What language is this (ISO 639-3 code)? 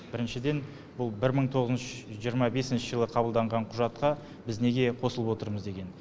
kaz